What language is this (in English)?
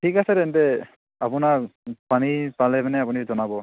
Assamese